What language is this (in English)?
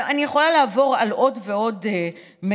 Hebrew